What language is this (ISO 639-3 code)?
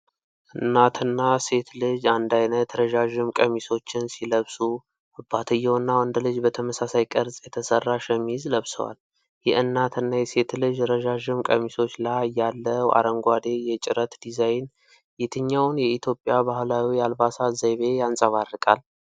amh